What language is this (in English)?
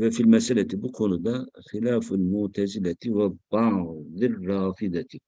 Turkish